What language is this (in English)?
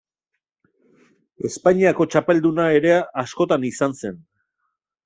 Basque